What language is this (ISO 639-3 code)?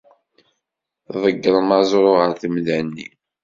kab